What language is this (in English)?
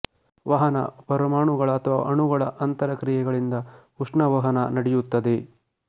Kannada